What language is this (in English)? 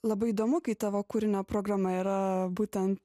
Lithuanian